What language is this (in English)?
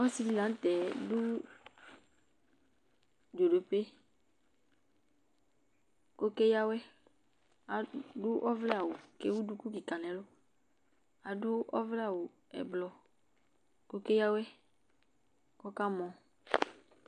Ikposo